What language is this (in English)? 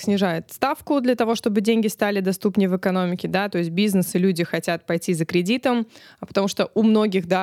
Russian